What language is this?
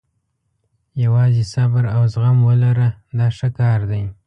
Pashto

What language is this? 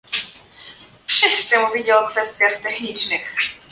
Polish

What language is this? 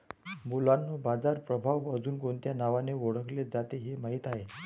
Marathi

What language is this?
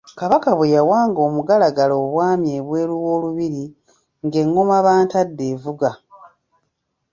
Ganda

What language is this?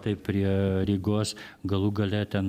Lithuanian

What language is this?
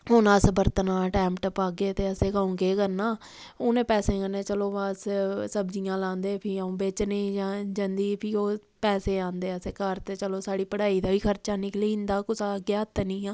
Dogri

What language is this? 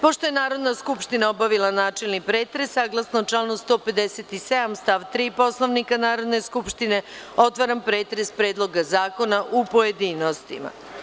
Serbian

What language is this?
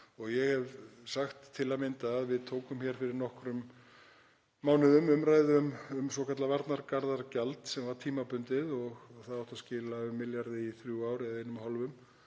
Icelandic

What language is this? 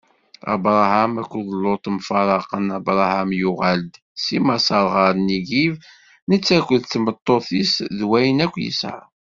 Kabyle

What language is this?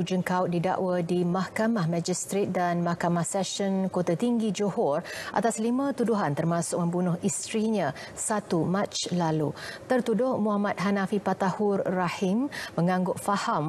Malay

